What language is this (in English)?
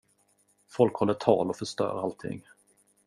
Swedish